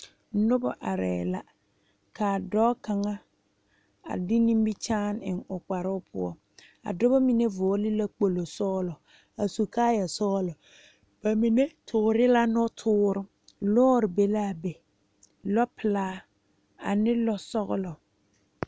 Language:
Southern Dagaare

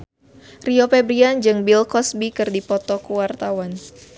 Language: Sundanese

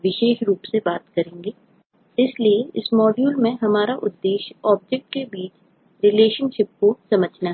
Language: Hindi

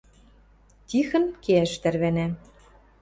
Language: Western Mari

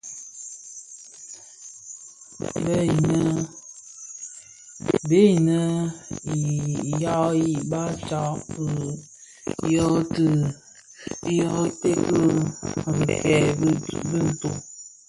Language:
Bafia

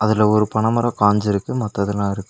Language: Tamil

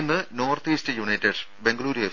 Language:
Malayalam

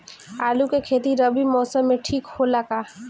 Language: Bhojpuri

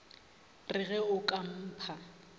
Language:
Northern Sotho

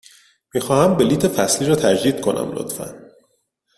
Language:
Persian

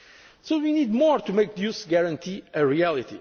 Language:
English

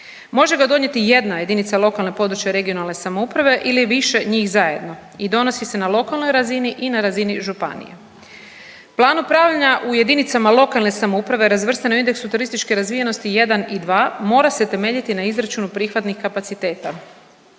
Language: Croatian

